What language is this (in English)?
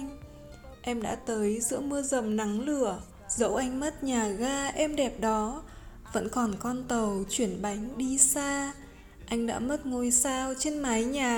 Vietnamese